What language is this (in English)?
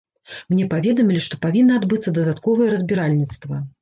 Belarusian